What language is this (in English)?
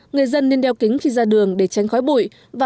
Vietnamese